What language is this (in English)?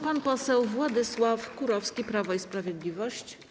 Polish